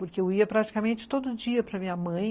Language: Portuguese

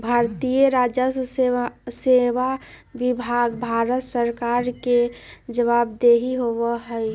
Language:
Magahi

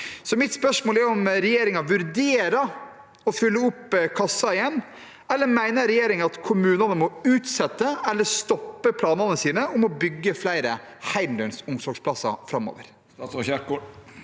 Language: Norwegian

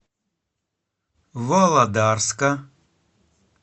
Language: Russian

